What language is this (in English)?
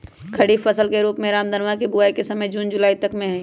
Magahi